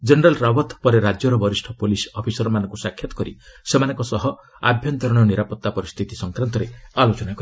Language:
Odia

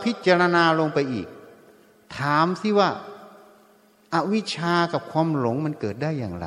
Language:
Thai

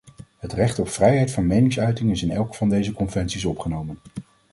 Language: Dutch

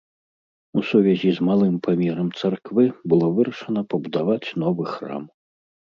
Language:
Belarusian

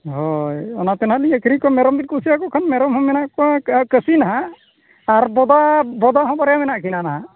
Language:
Santali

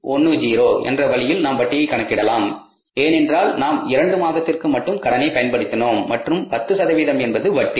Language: Tamil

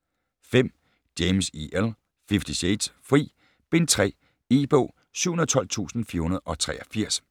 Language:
Danish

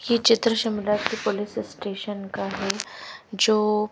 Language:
Hindi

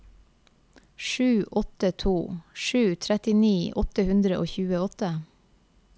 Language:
Norwegian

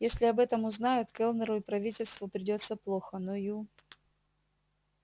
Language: Russian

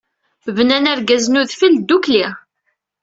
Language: Kabyle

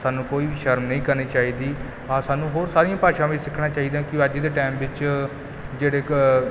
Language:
Punjabi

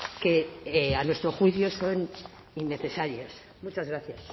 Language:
Spanish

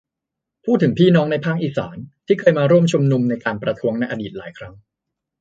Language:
Thai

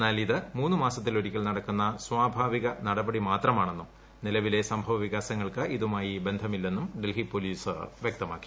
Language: Malayalam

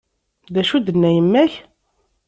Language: Kabyle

